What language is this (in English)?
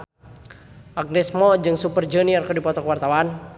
Sundanese